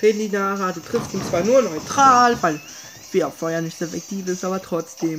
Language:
German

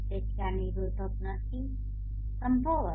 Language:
Gujarati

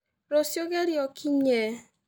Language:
Kikuyu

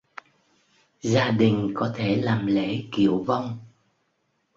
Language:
Vietnamese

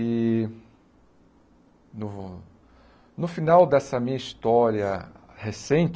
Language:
Portuguese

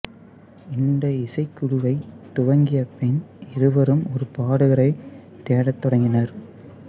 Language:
Tamil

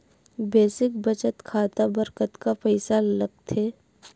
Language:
Chhattisgarhi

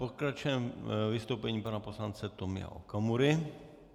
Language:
Czech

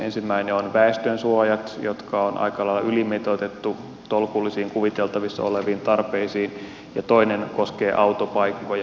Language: Finnish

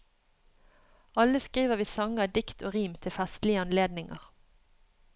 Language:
Norwegian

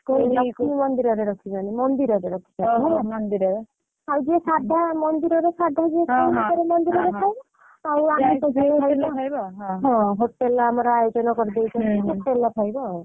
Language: Odia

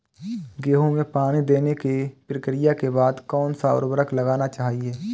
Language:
Hindi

